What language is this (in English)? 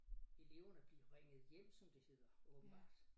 Danish